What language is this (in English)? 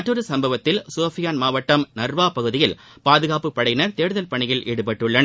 Tamil